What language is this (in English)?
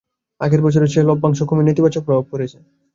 Bangla